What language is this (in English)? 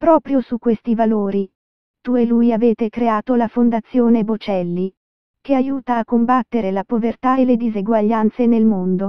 Italian